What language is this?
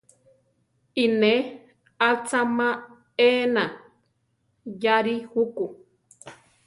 Central Tarahumara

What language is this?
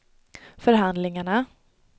Swedish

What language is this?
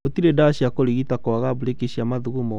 Kikuyu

